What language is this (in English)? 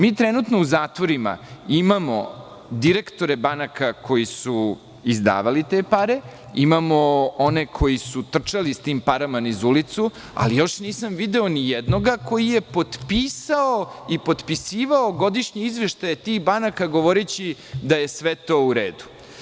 Serbian